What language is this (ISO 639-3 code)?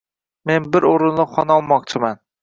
uzb